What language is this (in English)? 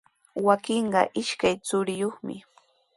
Sihuas Ancash Quechua